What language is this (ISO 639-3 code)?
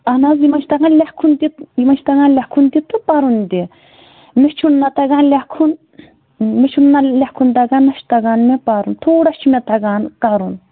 kas